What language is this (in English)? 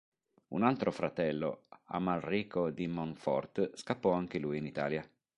Italian